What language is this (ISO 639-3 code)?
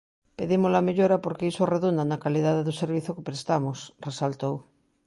glg